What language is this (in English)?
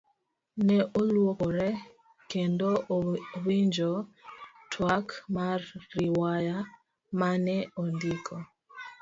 Luo (Kenya and Tanzania)